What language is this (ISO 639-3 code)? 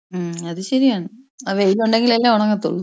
mal